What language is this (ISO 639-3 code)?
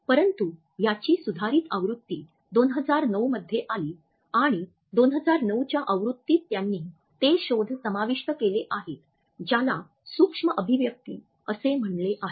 mar